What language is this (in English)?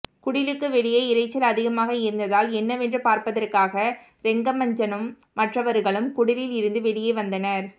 Tamil